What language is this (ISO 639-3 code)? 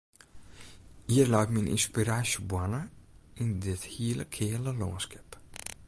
fry